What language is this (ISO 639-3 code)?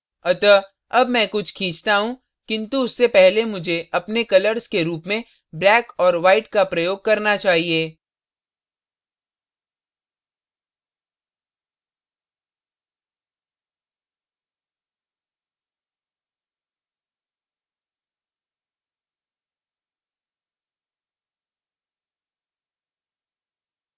hin